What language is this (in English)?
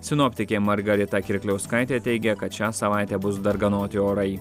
Lithuanian